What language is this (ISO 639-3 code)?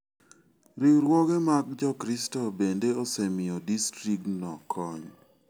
luo